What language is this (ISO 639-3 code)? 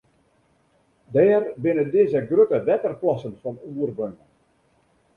fry